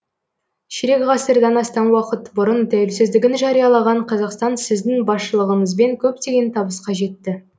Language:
Kazakh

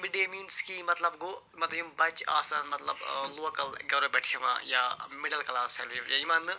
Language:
Kashmiri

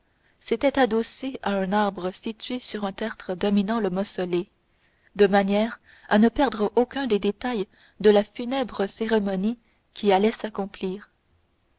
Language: French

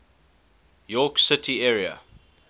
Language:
English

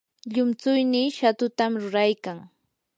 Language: Yanahuanca Pasco Quechua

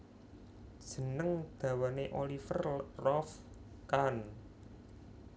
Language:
Javanese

